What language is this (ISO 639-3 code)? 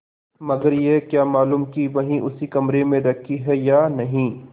hin